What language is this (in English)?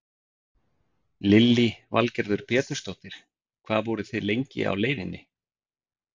Icelandic